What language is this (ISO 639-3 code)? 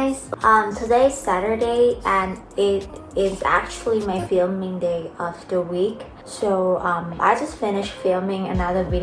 eng